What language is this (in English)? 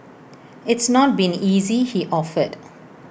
English